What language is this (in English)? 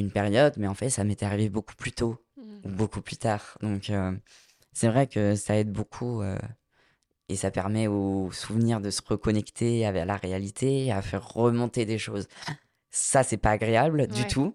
French